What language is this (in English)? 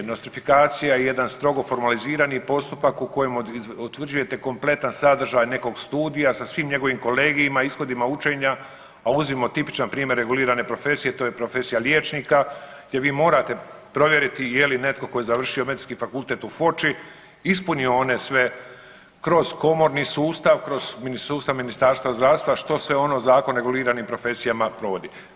Croatian